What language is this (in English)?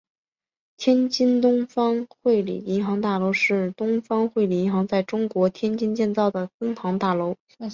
Chinese